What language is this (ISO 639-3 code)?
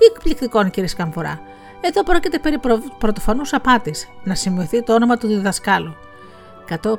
ell